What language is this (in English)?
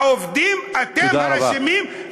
Hebrew